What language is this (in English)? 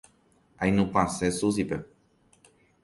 Guarani